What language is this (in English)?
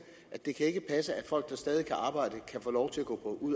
Danish